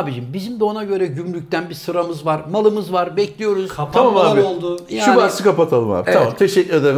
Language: Turkish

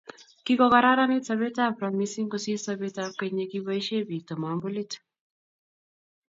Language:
Kalenjin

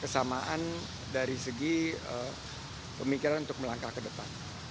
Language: Indonesian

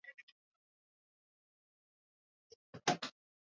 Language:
Swahili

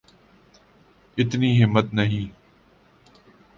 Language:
Urdu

